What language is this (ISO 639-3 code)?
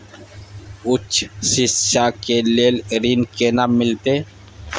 mai